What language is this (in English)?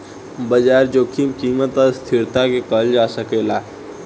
Bhojpuri